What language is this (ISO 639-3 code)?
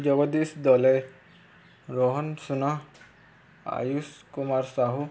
ori